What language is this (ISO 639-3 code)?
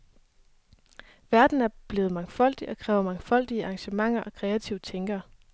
dan